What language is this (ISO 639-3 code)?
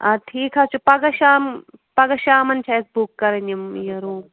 kas